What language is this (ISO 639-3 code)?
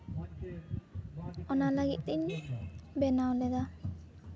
sat